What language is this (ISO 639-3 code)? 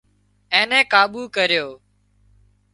kxp